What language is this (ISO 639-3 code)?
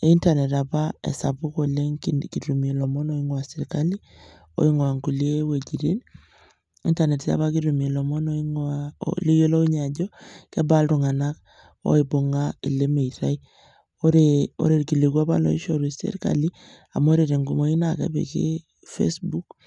mas